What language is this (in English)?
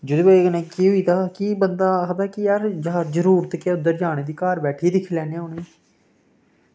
Dogri